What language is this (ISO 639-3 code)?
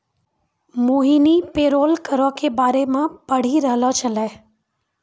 mai